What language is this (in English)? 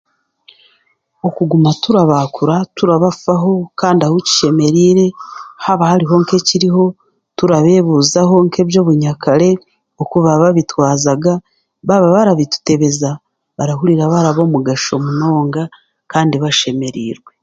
Chiga